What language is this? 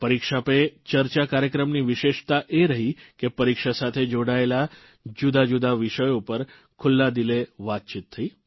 Gujarati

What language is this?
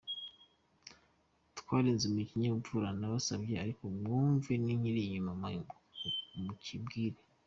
Kinyarwanda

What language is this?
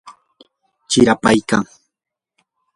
Yanahuanca Pasco Quechua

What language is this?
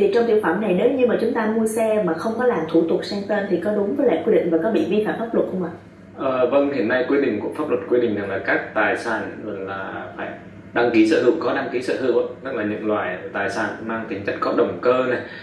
Vietnamese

